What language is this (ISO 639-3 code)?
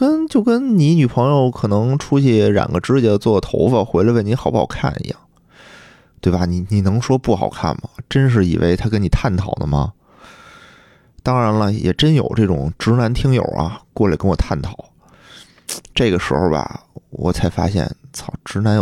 zho